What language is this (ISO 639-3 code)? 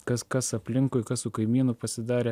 lit